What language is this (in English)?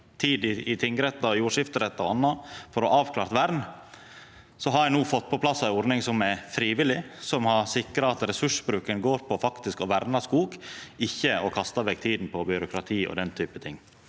Norwegian